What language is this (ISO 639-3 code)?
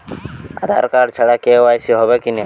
ben